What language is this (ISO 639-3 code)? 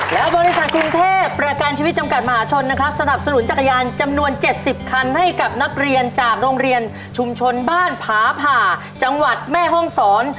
tha